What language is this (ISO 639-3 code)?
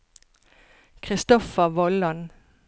nor